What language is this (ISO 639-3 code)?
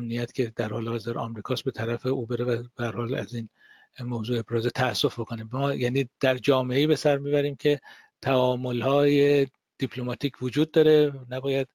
fas